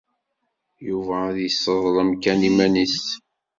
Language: Kabyle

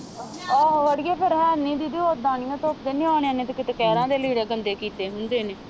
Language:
Punjabi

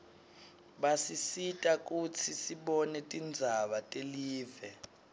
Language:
Swati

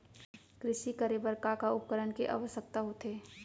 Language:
Chhattisgarhi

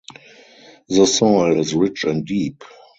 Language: English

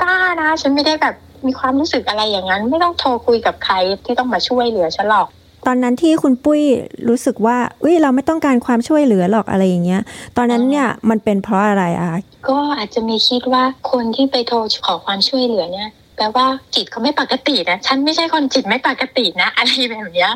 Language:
Thai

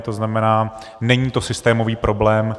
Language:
Czech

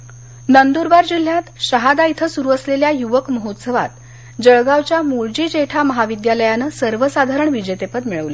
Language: Marathi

